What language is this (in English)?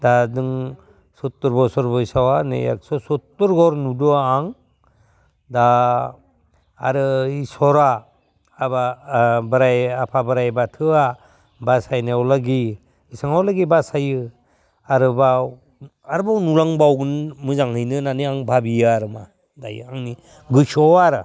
Bodo